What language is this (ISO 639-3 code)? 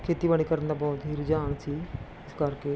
pan